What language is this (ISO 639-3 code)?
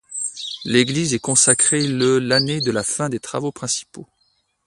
fra